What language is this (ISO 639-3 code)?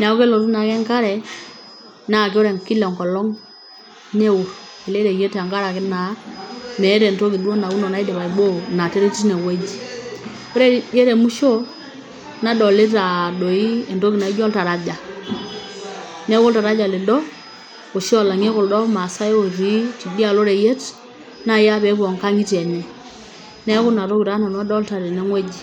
mas